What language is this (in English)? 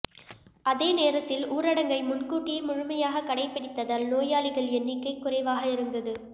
Tamil